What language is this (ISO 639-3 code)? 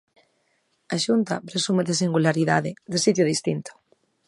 glg